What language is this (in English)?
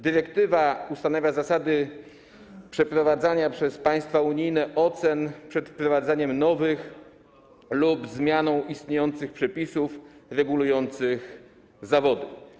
Polish